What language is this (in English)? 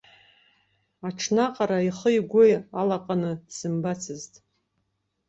Abkhazian